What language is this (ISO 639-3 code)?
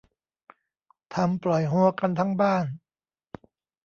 tha